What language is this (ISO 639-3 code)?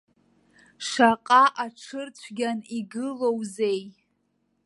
abk